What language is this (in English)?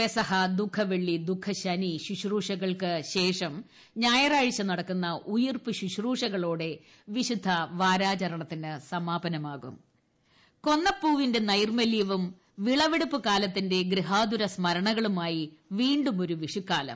Malayalam